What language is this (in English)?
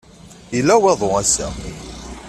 Kabyle